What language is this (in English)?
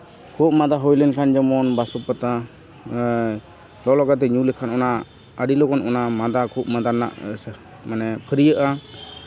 Santali